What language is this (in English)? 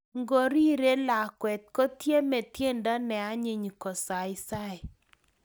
Kalenjin